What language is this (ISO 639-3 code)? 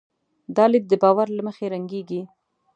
pus